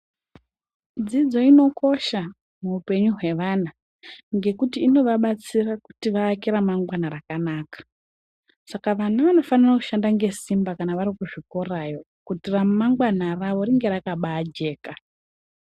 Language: Ndau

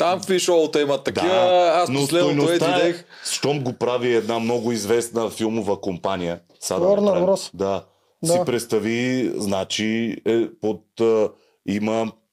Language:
Bulgarian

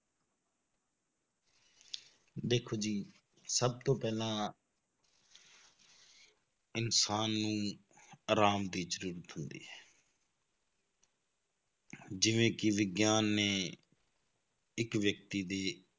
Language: Punjabi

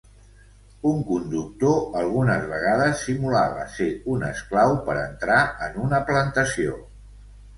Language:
Catalan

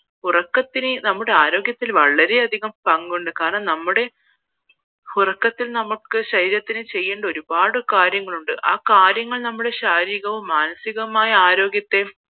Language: Malayalam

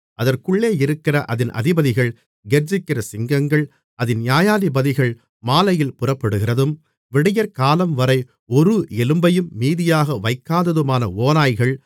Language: Tamil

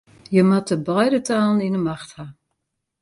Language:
Western Frisian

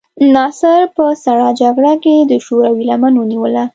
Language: Pashto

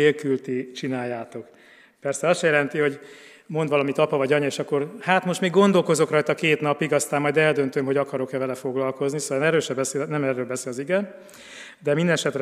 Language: Hungarian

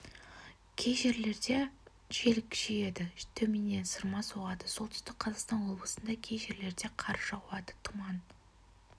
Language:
Kazakh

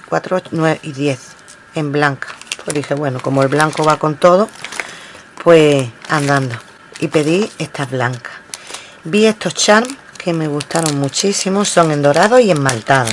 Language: Spanish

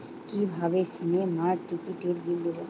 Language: Bangla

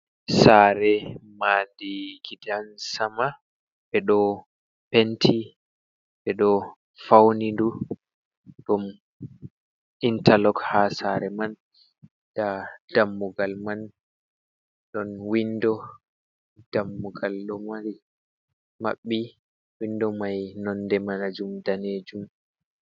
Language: Fula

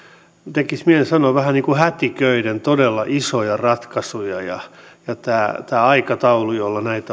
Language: Finnish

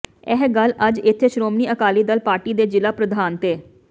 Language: Punjabi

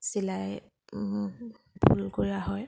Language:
Assamese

